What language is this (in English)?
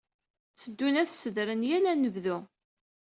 Kabyle